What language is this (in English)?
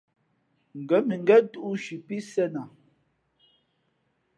Fe'fe'